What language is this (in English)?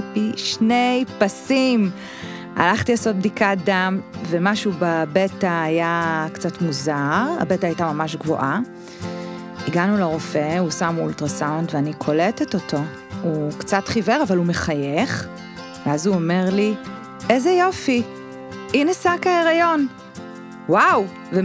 Hebrew